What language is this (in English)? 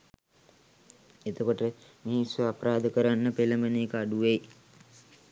Sinhala